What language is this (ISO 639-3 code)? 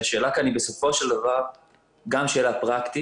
heb